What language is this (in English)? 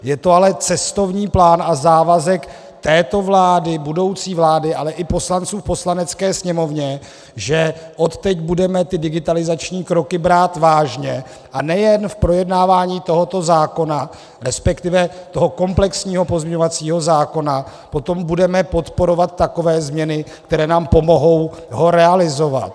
Czech